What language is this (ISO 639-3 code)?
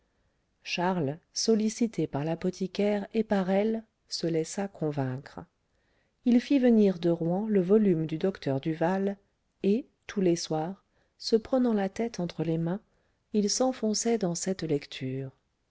fra